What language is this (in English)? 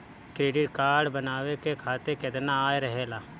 Bhojpuri